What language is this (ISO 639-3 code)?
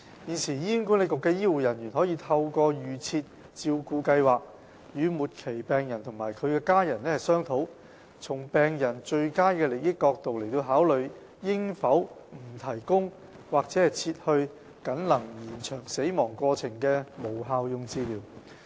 yue